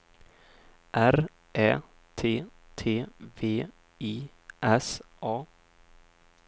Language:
Swedish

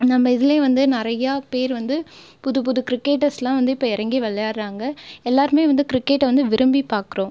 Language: Tamil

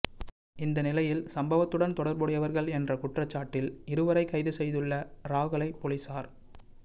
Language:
Tamil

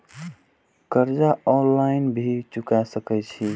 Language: Maithili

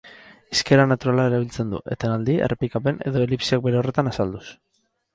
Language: Basque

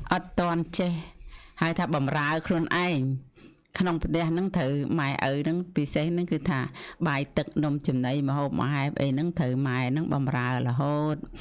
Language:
Vietnamese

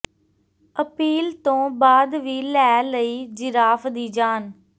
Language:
Punjabi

